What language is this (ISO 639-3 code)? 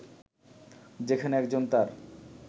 ben